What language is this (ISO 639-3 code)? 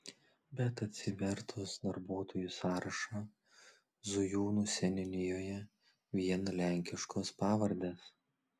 lit